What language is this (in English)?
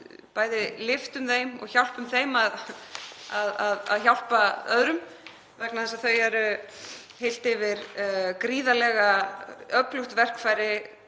Icelandic